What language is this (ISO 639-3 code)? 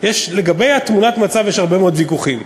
heb